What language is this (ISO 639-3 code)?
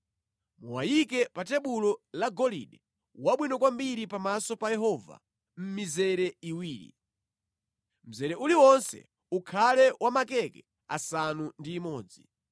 nya